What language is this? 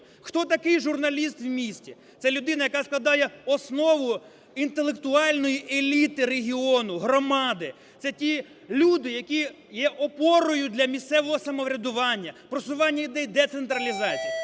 Ukrainian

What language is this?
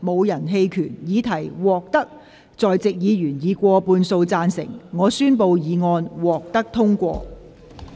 Cantonese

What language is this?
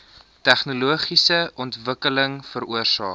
Afrikaans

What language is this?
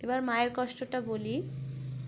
Bangla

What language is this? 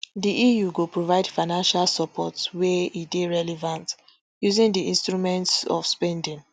Nigerian Pidgin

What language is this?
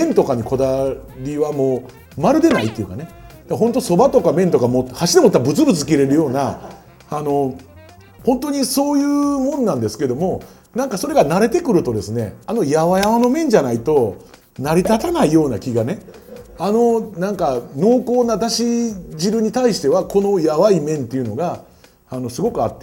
Japanese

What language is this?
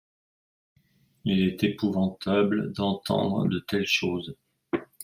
French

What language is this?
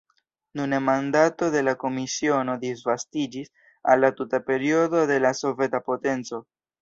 Esperanto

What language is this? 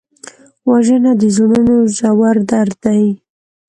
Pashto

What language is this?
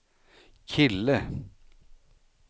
Swedish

